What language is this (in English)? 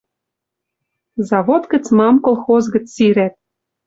Western Mari